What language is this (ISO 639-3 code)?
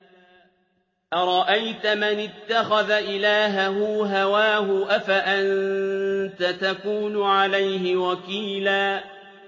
ara